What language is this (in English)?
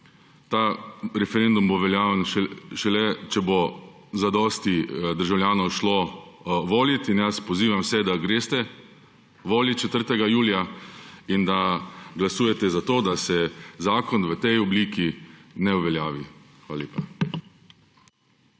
Slovenian